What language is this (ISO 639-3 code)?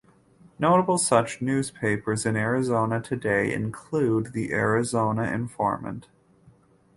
eng